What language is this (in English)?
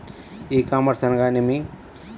Telugu